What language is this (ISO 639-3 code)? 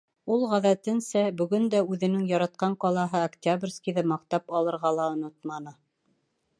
bak